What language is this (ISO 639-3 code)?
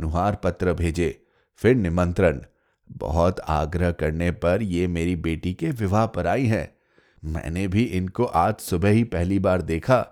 hin